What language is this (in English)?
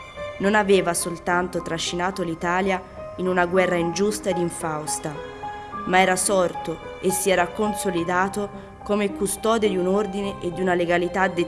Italian